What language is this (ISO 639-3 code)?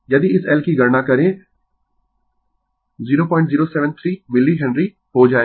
hin